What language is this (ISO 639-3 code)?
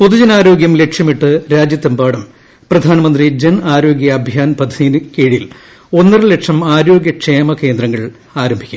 mal